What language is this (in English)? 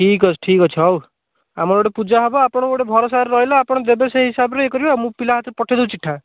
Odia